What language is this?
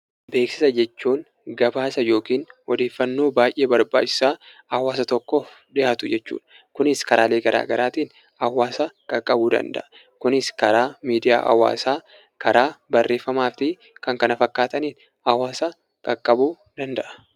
Oromo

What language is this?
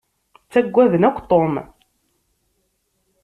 Kabyle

